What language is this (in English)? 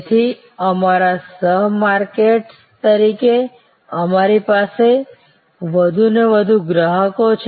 Gujarati